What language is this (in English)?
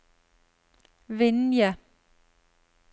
Norwegian